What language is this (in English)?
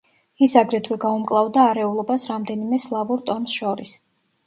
Georgian